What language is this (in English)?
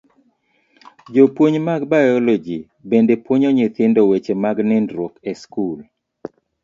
Luo (Kenya and Tanzania)